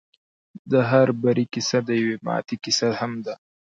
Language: Pashto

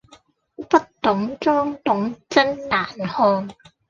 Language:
Cantonese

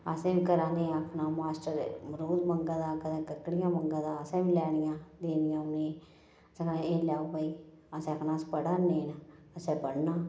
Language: Dogri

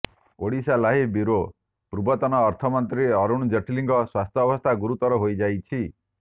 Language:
Odia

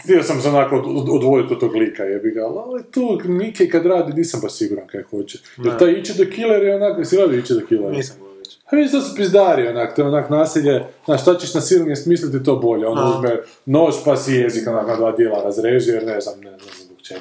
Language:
Croatian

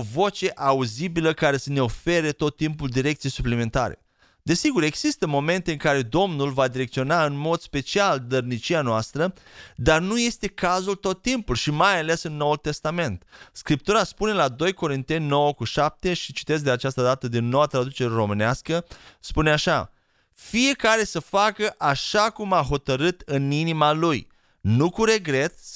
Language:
Romanian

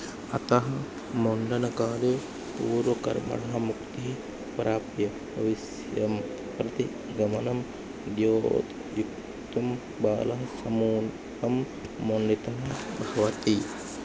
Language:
Sanskrit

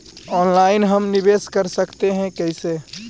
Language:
Magahi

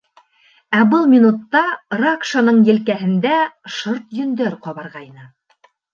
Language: Bashkir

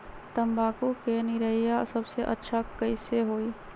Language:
Magahi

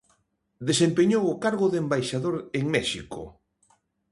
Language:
Galician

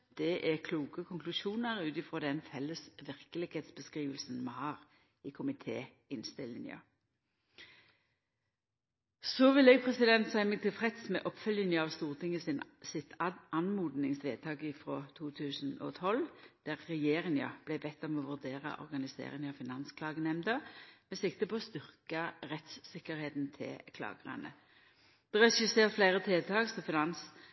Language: Norwegian Nynorsk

